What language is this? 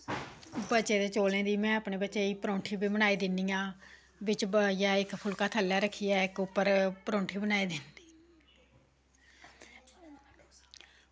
Dogri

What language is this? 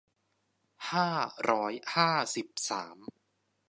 Thai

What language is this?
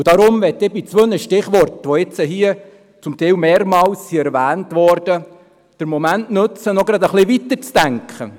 Swiss German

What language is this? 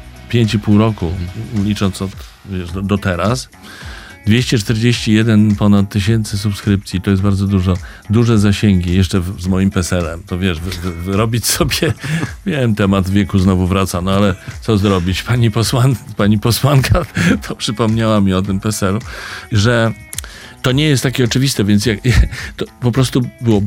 Polish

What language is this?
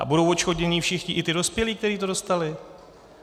Czech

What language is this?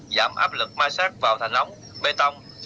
Vietnamese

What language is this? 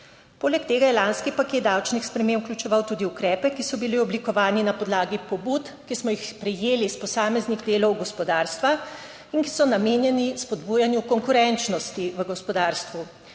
Slovenian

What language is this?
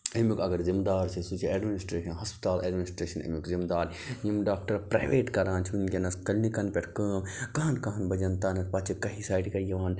Kashmiri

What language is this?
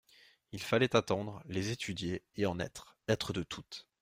French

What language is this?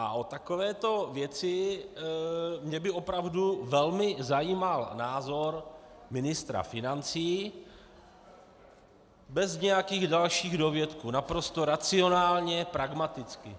Czech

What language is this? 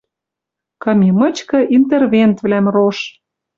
Western Mari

